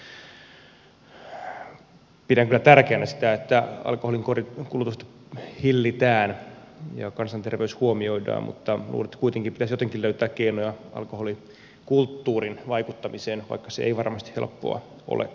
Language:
Finnish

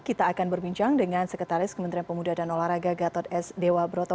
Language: Indonesian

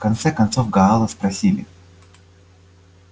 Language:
Russian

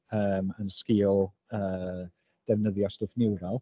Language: Welsh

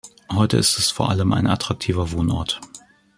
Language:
German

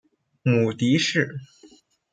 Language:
Chinese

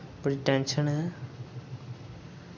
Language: Dogri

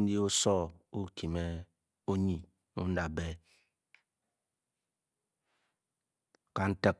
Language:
Bokyi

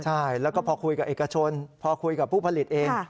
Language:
Thai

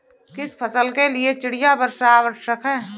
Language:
Hindi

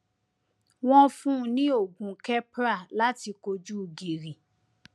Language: Yoruba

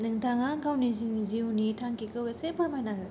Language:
Bodo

